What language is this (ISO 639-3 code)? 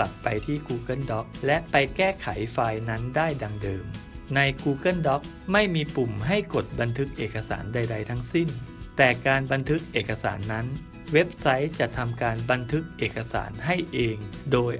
tha